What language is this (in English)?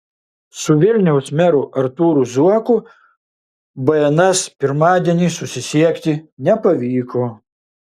Lithuanian